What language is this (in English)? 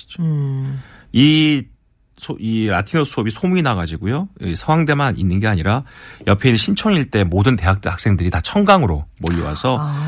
Korean